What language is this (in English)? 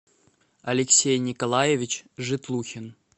Russian